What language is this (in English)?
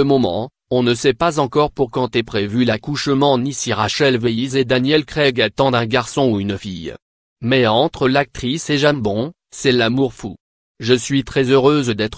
French